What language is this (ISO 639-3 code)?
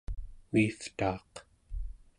esu